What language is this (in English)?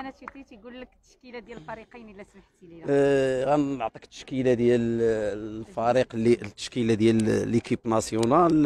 Arabic